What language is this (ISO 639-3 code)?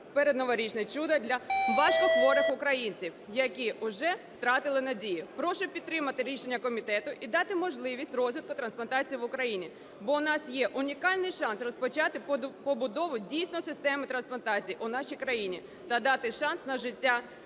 ukr